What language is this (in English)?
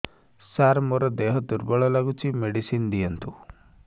Odia